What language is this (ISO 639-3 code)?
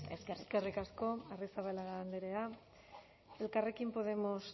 eus